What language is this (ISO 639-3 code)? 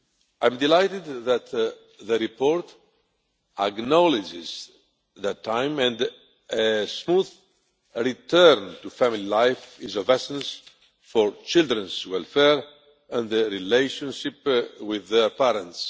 eng